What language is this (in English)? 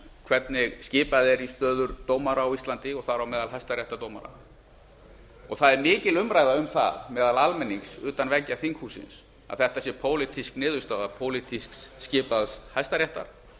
Icelandic